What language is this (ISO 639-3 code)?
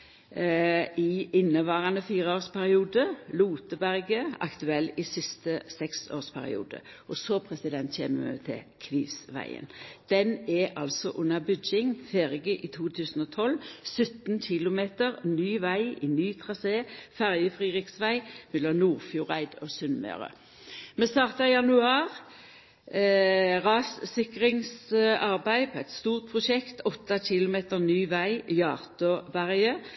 nno